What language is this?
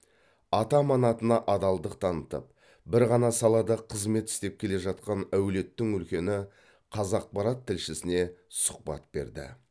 Kazakh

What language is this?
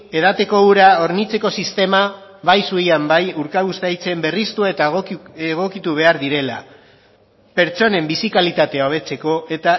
Basque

